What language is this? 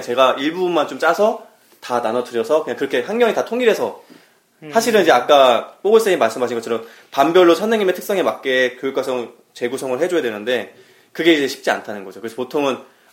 Korean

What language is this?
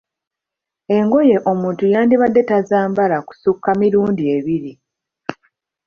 Ganda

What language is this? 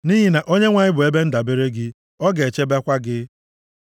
Igbo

